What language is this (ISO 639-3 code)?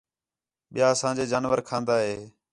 xhe